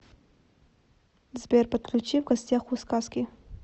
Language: Russian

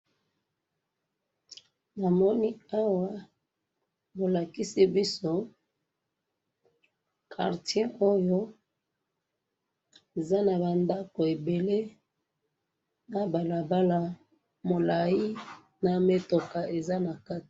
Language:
Lingala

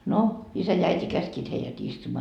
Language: Finnish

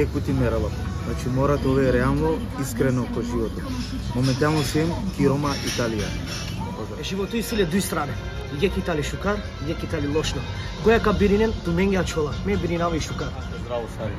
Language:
Romanian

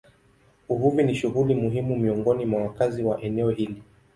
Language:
Swahili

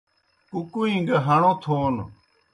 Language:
Kohistani Shina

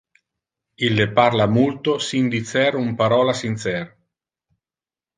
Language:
Interlingua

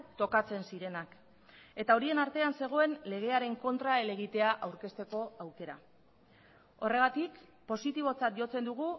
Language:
Basque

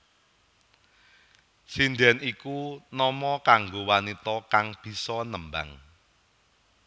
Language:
Javanese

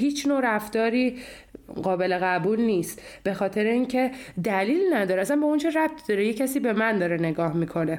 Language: Persian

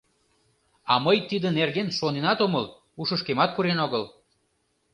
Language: Mari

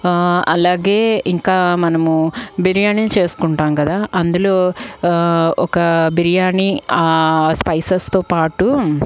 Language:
Telugu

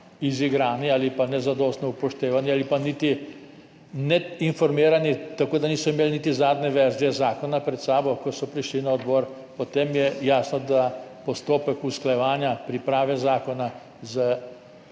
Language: Slovenian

